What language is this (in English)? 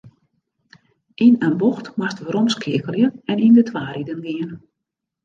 Western Frisian